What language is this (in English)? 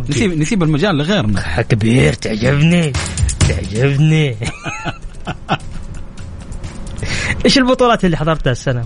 Arabic